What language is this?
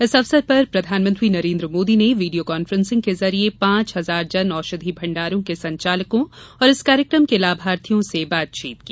Hindi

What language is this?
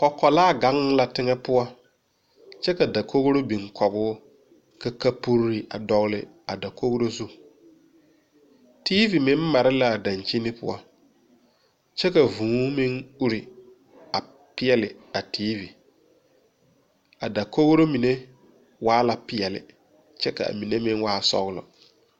Southern Dagaare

